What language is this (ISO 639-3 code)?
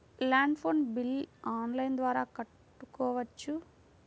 tel